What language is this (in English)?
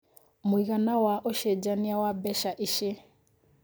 Kikuyu